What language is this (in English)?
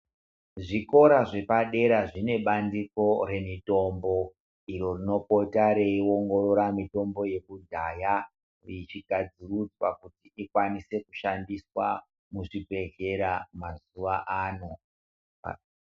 Ndau